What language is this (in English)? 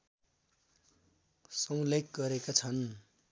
Nepali